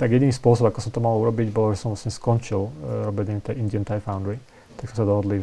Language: Slovak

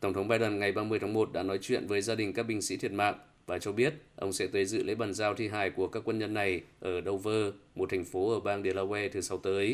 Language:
Vietnamese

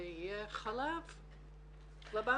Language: Hebrew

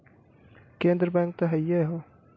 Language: Bhojpuri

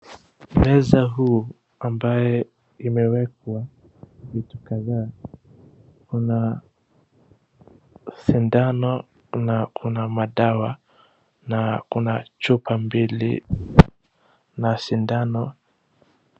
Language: Swahili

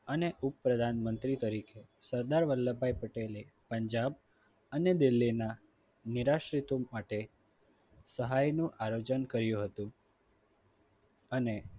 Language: Gujarati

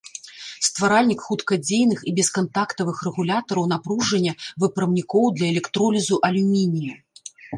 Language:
Belarusian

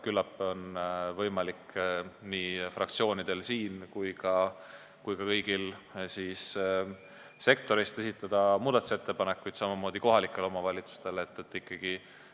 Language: Estonian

